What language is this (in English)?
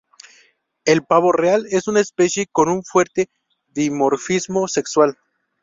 Spanish